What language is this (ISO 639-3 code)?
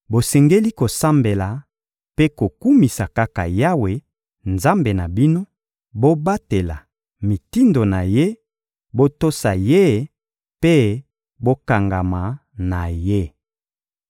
lin